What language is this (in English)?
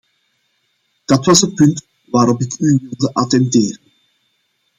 Dutch